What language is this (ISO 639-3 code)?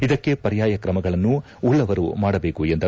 kan